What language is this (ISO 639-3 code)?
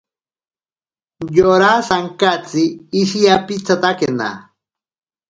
prq